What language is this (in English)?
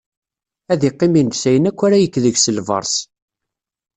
Kabyle